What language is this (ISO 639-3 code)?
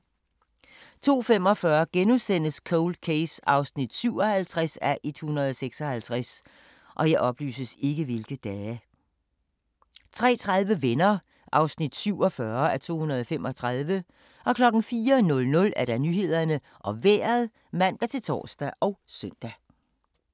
dan